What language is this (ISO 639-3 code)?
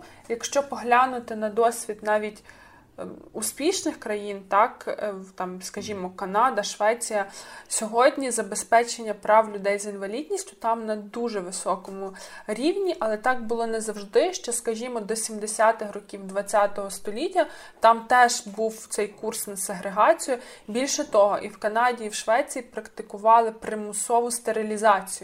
ukr